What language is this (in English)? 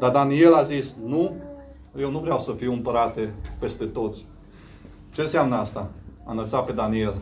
Romanian